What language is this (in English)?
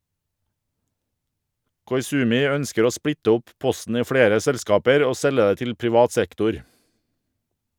Norwegian